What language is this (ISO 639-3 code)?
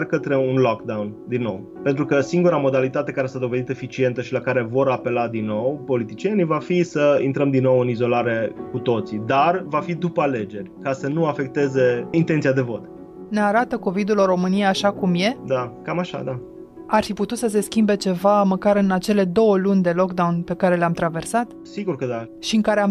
ron